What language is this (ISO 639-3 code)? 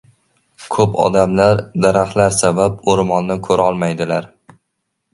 uzb